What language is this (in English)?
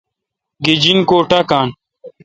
Kalkoti